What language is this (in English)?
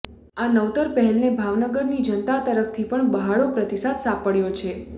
Gujarati